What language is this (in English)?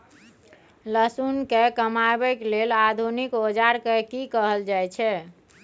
Maithili